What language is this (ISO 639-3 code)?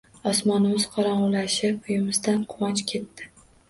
uzb